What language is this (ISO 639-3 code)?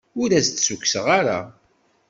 kab